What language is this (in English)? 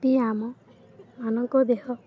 Odia